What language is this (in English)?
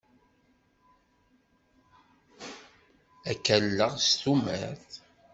Kabyle